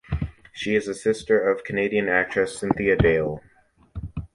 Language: English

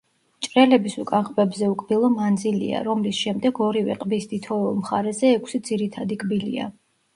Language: Georgian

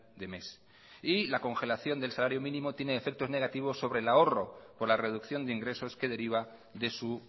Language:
Spanish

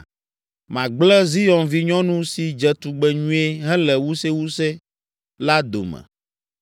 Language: Ewe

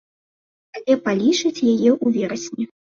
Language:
Belarusian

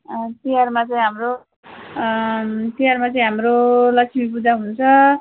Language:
Nepali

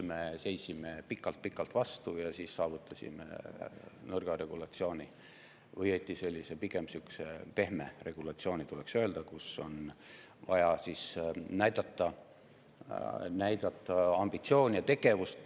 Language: Estonian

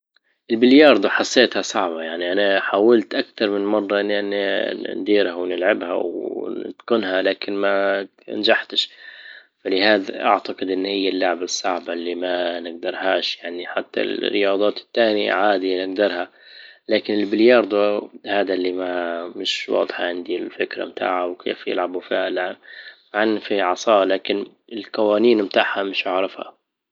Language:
Libyan Arabic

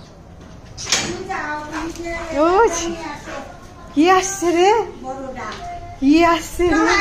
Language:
Arabic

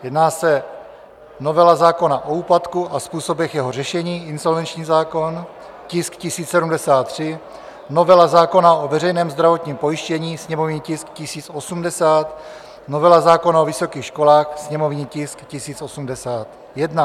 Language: Czech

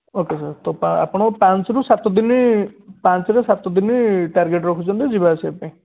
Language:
Odia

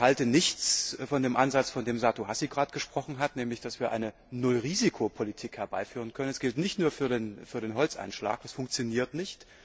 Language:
German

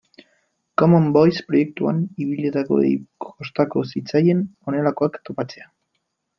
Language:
Basque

